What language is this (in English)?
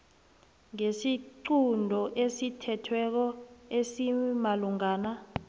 South Ndebele